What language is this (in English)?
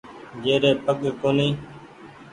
Goaria